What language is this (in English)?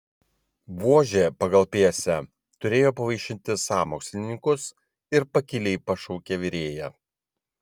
Lithuanian